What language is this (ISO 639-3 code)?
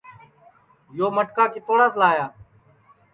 ssi